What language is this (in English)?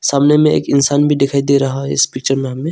Hindi